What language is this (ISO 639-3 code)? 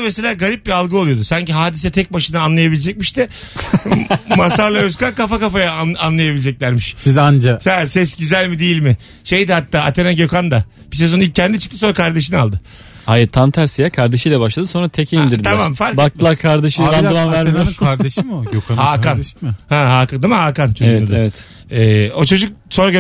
tur